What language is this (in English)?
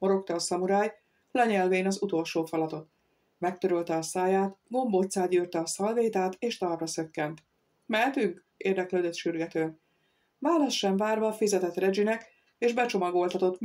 Hungarian